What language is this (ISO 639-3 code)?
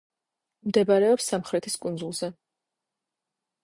kat